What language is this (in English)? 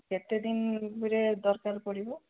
Odia